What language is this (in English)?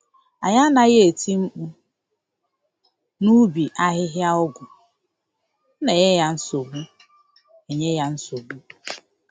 Igbo